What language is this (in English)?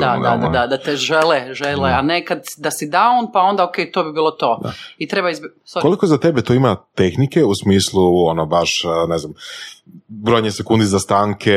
Croatian